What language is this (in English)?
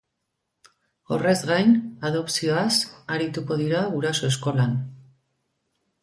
Basque